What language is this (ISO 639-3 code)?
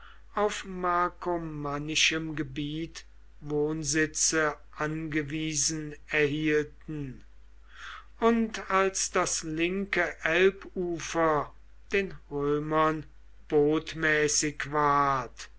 deu